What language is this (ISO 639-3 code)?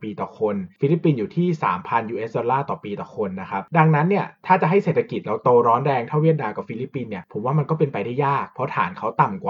tha